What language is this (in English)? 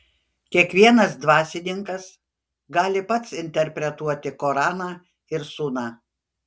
Lithuanian